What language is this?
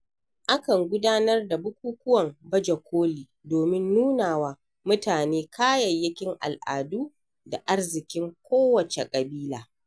Hausa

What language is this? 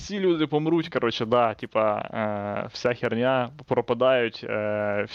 Ukrainian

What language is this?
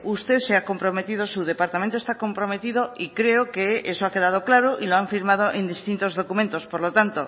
Spanish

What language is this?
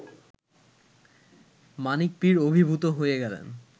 Bangla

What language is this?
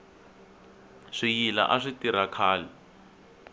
Tsonga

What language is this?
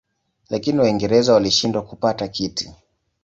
Swahili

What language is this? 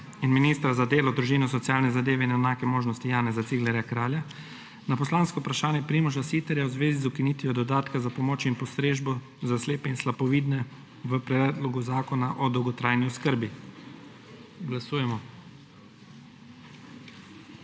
Slovenian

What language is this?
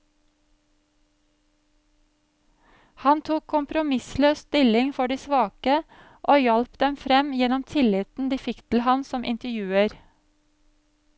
Norwegian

